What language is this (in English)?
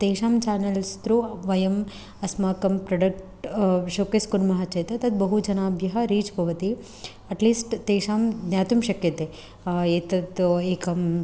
Sanskrit